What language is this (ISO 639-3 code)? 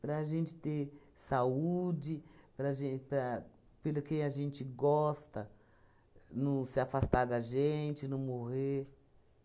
por